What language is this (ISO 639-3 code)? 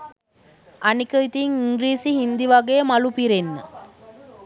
sin